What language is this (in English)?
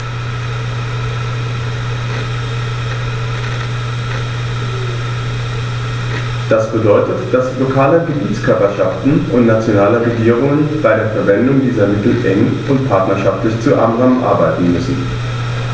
German